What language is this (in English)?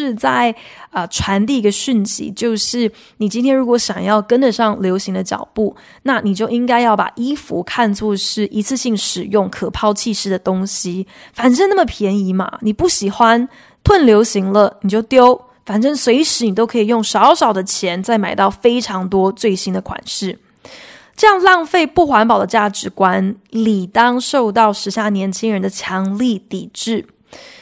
Chinese